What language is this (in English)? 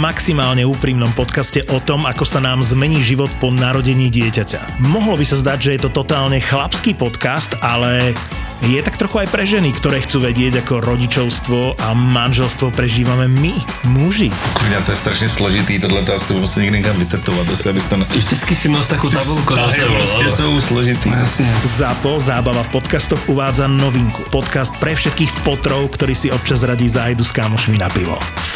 Slovak